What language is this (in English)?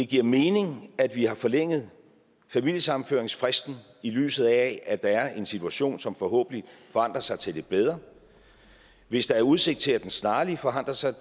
Danish